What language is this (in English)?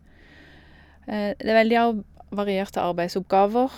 Norwegian